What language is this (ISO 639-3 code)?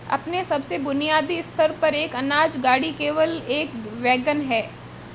hin